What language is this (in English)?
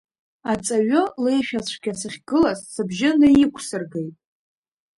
Abkhazian